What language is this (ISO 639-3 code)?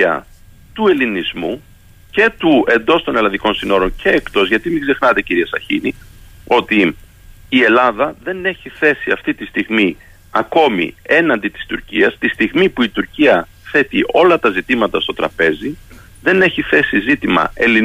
ell